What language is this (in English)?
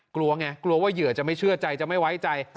Thai